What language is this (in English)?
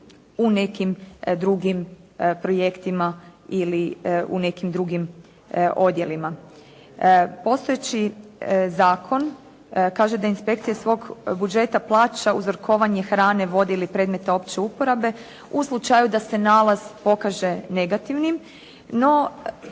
Croatian